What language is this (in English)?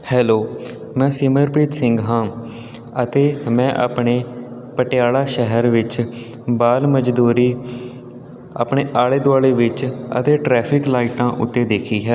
Punjabi